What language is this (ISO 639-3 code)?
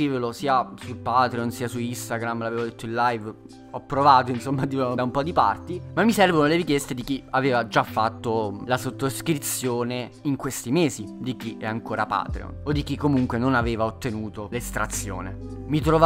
ita